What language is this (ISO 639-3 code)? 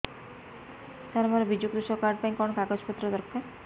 ori